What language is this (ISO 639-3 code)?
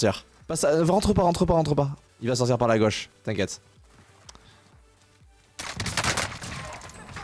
fra